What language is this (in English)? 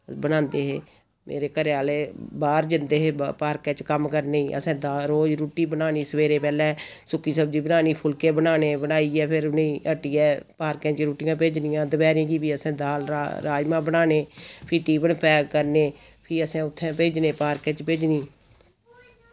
Dogri